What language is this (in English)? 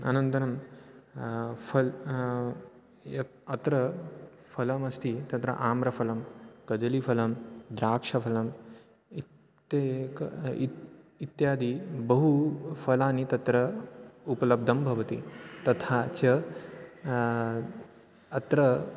Sanskrit